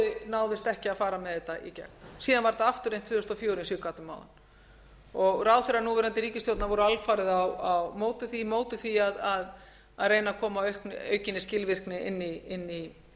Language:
Icelandic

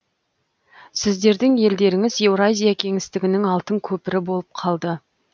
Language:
Kazakh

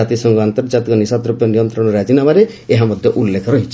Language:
Odia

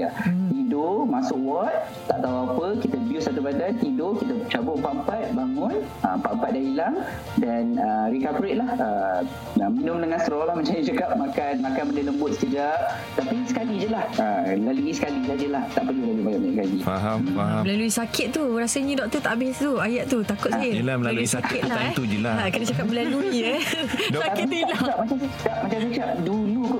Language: Malay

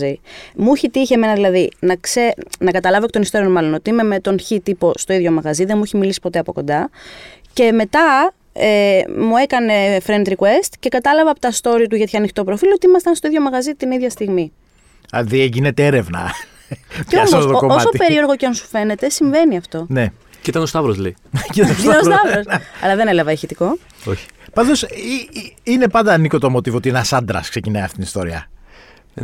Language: Greek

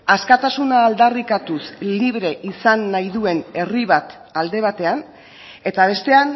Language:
Basque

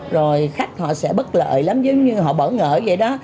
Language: Vietnamese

